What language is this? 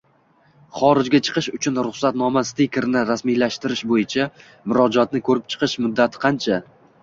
Uzbek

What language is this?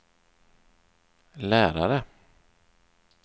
Swedish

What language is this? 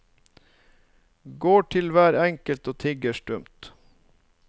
Norwegian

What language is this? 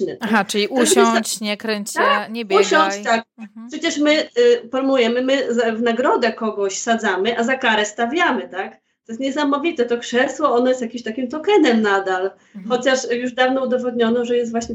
Polish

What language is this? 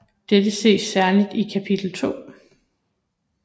Danish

